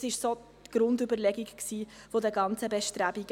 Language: Swiss German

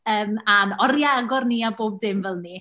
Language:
Welsh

